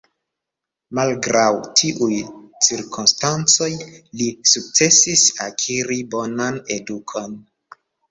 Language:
Esperanto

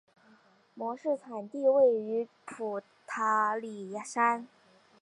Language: Chinese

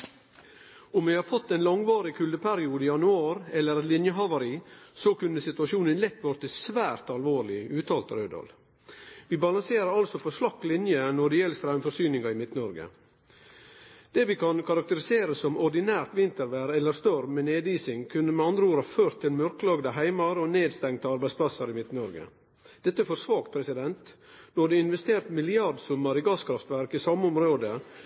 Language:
Norwegian Nynorsk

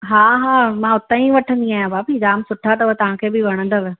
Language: Sindhi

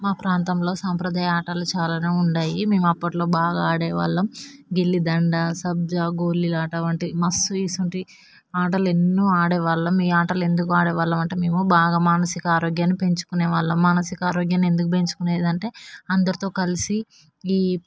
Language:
Telugu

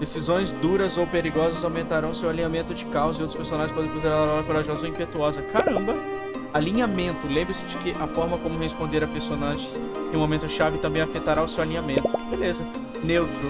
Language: Portuguese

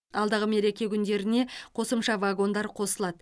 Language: Kazakh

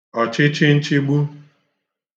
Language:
Igbo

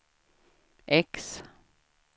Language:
Swedish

